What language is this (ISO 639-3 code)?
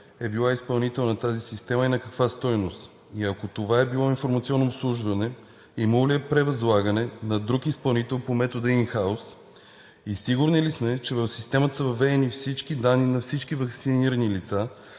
bul